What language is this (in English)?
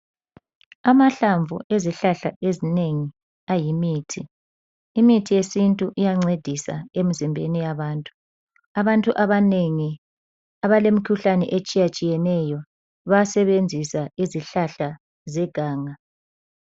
North Ndebele